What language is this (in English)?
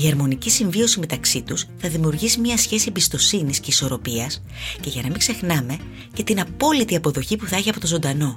Greek